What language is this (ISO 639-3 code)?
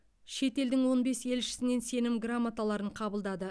kaz